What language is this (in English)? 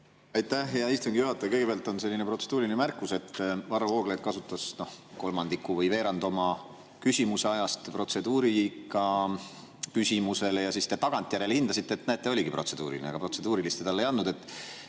Estonian